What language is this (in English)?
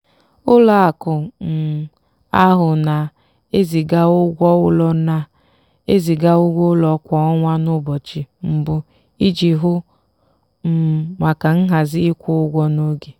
Igbo